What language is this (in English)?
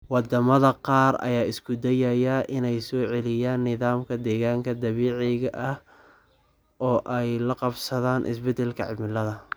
Somali